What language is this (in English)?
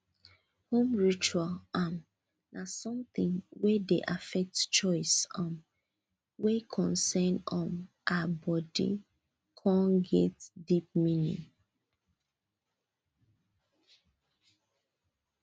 Nigerian Pidgin